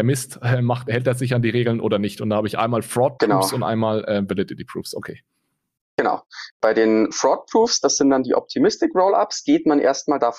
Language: German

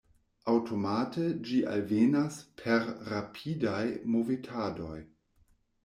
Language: Esperanto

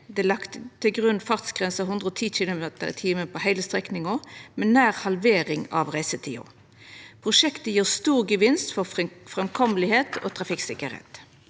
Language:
Norwegian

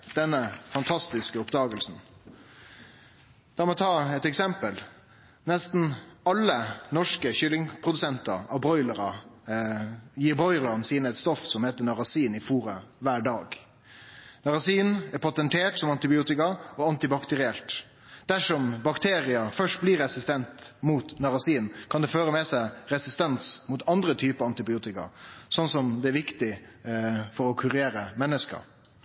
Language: Norwegian Nynorsk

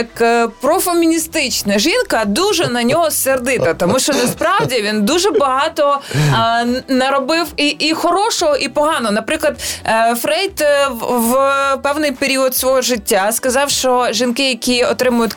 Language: Ukrainian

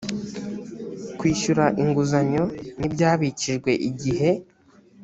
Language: Kinyarwanda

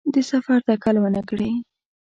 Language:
Pashto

